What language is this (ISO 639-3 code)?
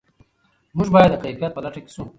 pus